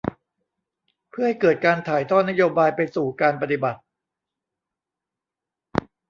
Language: Thai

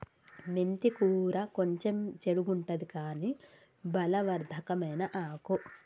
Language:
Telugu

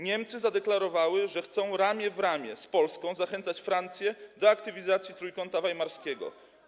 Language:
Polish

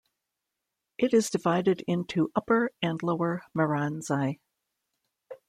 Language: English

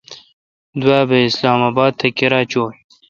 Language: Kalkoti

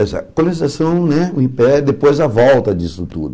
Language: Portuguese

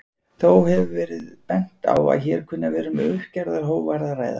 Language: Icelandic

